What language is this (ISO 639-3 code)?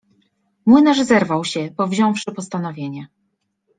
pol